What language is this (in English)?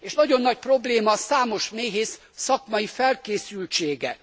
Hungarian